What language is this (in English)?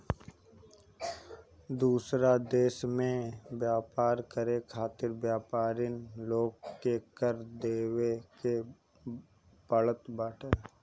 Bhojpuri